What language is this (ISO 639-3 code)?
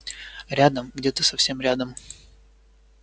rus